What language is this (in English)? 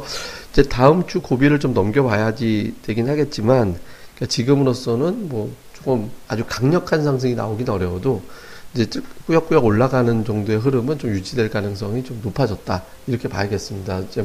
Korean